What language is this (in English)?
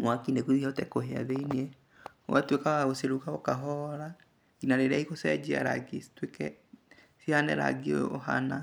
Kikuyu